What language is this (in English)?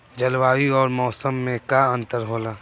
Bhojpuri